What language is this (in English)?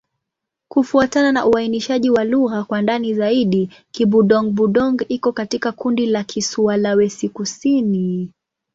Swahili